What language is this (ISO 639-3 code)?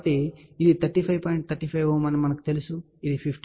tel